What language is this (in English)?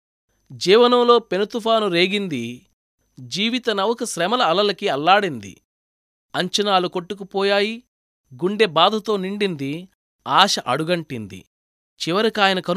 Telugu